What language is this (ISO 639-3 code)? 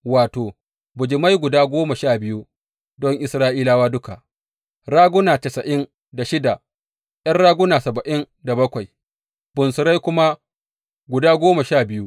hau